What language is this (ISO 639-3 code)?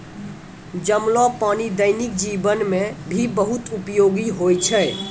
mai